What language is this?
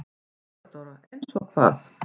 Icelandic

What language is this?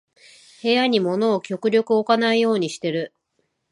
Japanese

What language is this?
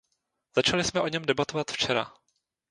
Czech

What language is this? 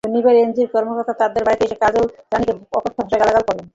Bangla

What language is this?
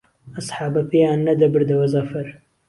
Central Kurdish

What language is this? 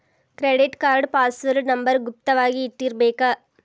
Kannada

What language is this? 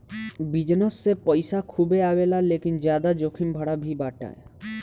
Bhojpuri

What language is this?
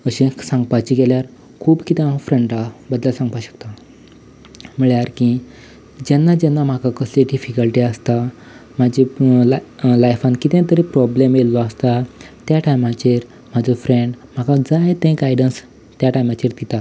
Konkani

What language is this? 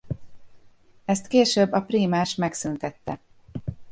Hungarian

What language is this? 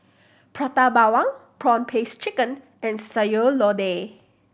English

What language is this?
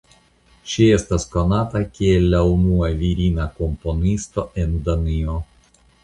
Esperanto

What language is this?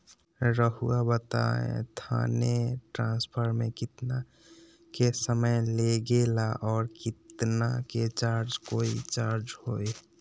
Magahi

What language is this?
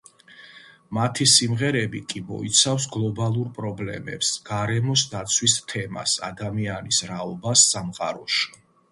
Georgian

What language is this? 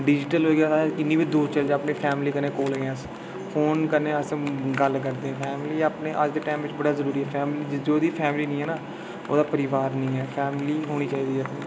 Dogri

